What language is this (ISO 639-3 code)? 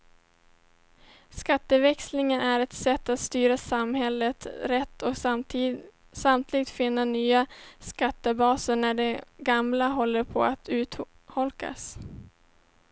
swe